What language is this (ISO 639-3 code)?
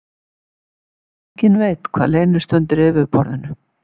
isl